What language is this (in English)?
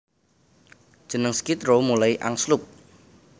Javanese